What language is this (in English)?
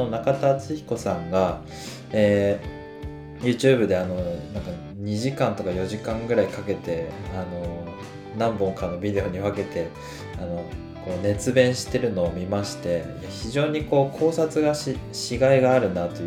Japanese